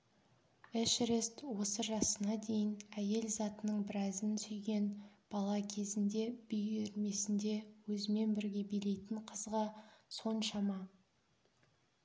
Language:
Kazakh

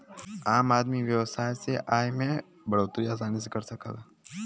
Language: Bhojpuri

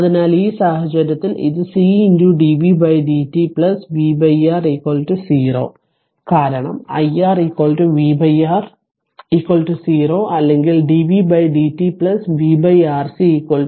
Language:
Malayalam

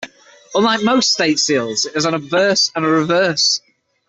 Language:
English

